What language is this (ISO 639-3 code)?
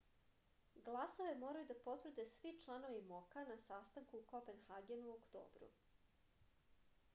srp